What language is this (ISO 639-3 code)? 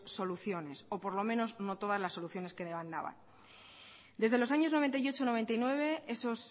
spa